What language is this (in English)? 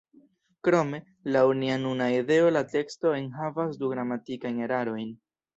Esperanto